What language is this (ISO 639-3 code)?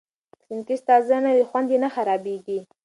pus